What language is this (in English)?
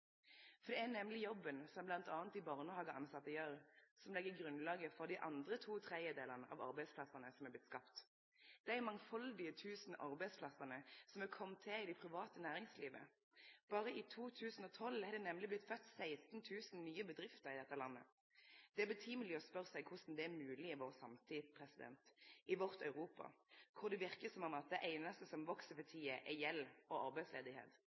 Norwegian Nynorsk